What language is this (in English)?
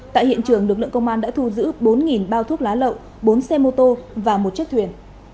Vietnamese